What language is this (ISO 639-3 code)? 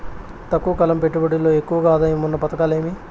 tel